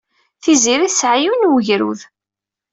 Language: Kabyle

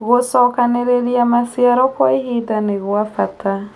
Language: Kikuyu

